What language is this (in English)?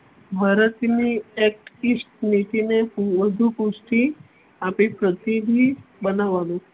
Gujarati